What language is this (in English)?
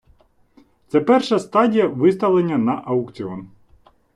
Ukrainian